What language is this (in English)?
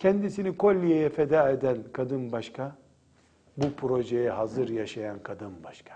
Turkish